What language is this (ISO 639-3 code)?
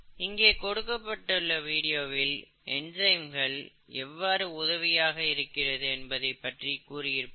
tam